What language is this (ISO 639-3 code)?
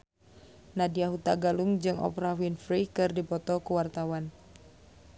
sun